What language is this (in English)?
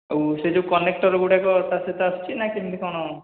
Odia